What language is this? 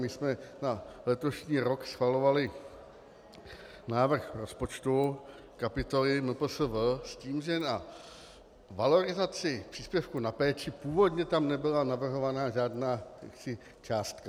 Czech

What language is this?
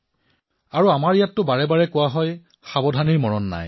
Assamese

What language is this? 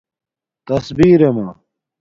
Domaaki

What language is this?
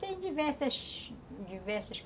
Portuguese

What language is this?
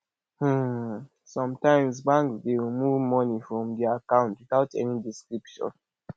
Nigerian Pidgin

